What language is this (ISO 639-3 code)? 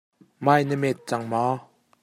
cnh